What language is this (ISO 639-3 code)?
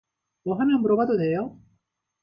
kor